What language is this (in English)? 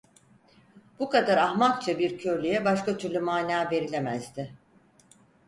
Turkish